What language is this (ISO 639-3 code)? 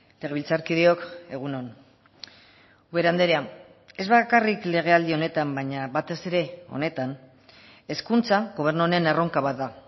eus